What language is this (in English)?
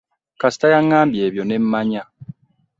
Ganda